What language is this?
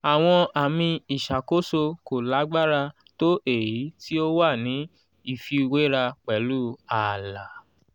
Yoruba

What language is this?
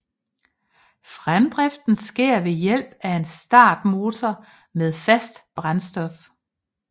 Danish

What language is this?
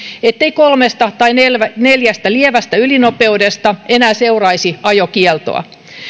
Finnish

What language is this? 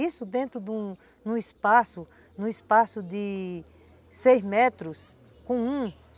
Portuguese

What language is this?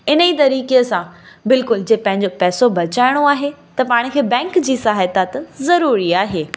Sindhi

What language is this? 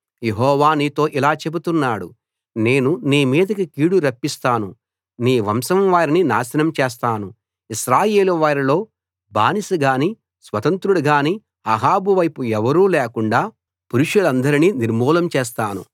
Telugu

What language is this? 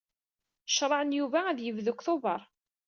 Kabyle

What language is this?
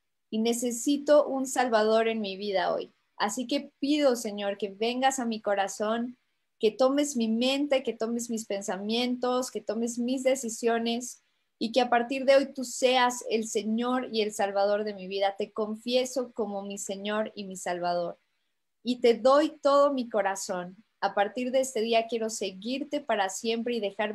Spanish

